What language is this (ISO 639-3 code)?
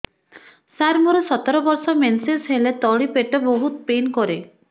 ori